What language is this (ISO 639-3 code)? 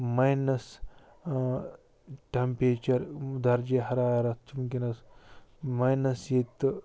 kas